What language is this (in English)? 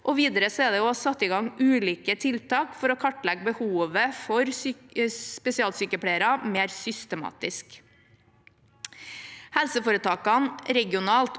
Norwegian